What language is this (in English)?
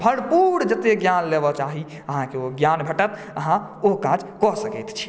Maithili